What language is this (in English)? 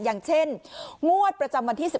Thai